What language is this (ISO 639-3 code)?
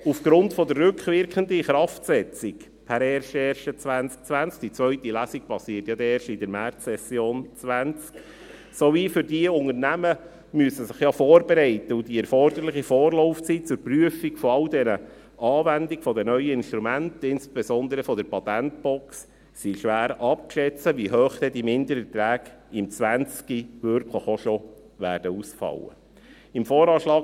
gsw